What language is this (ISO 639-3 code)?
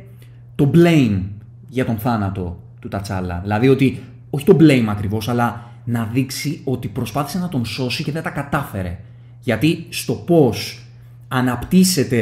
ell